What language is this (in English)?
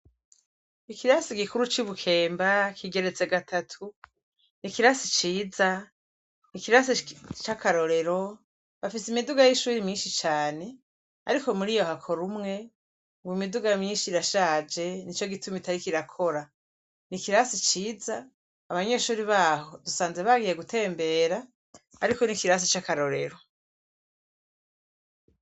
Rundi